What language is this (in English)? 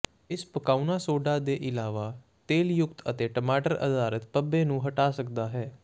Punjabi